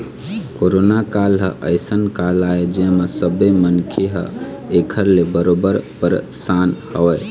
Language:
Chhattisgarhi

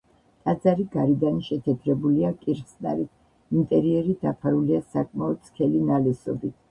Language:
Georgian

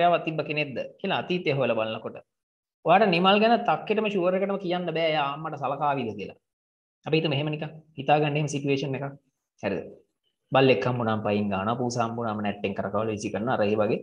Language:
English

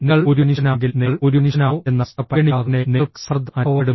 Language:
Malayalam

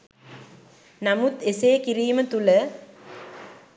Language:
Sinhala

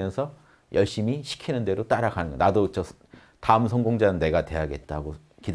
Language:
Korean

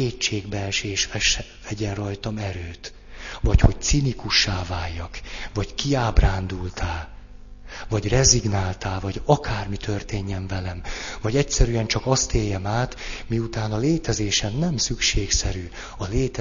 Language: Hungarian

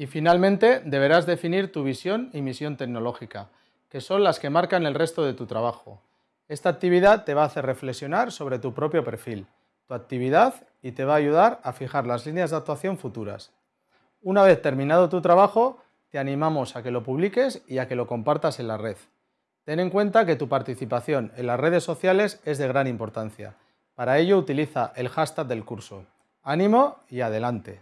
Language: Spanish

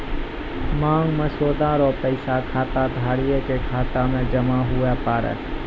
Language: Maithili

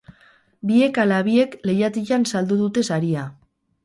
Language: Basque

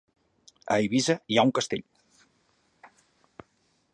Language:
Catalan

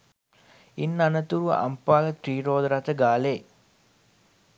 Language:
Sinhala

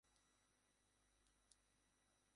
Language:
Bangla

